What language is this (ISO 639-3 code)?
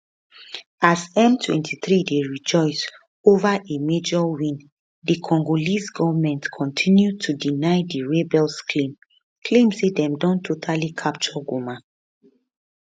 pcm